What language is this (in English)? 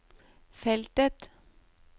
Norwegian